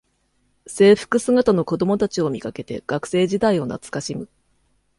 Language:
Japanese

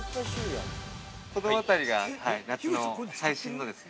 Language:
Japanese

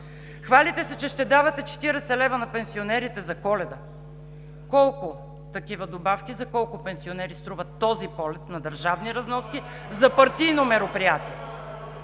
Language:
Bulgarian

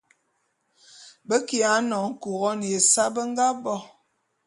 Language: Bulu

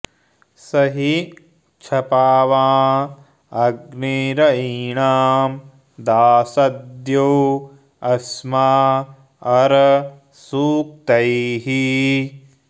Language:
Sanskrit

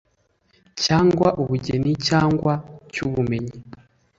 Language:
Kinyarwanda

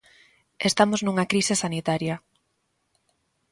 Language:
Galician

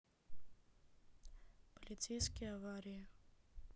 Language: Russian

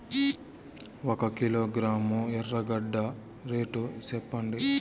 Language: Telugu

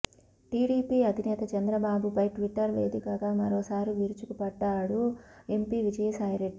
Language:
Telugu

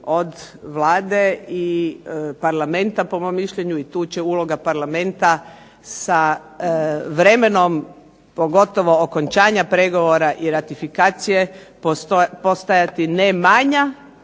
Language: Croatian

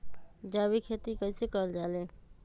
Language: Magahi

